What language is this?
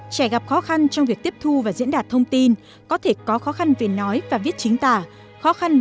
Vietnamese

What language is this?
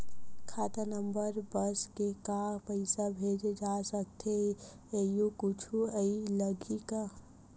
Chhattisgarhi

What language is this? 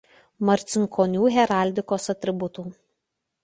Lithuanian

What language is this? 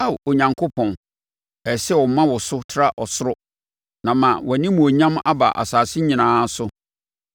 Akan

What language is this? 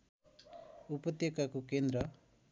Nepali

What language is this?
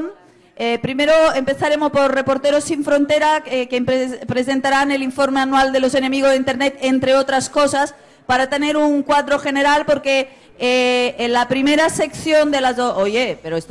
Spanish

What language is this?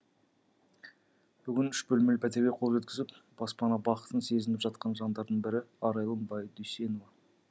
Kazakh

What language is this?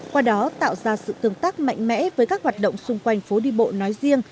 Vietnamese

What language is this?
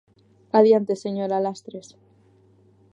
Galician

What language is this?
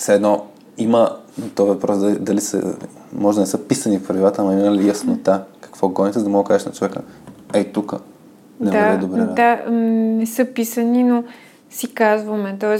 Bulgarian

